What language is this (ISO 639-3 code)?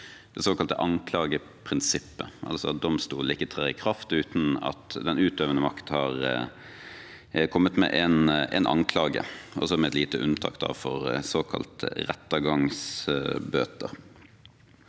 nor